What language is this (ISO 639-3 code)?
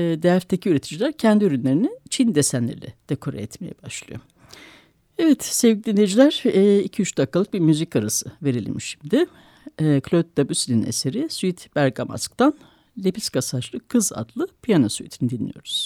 tur